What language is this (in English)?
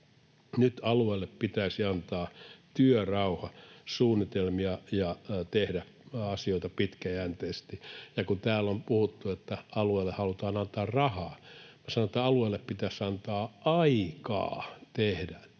Finnish